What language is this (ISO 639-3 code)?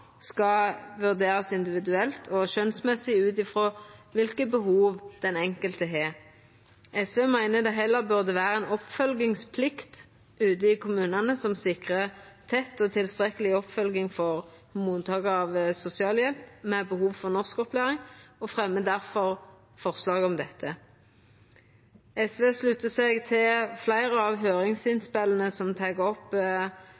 nno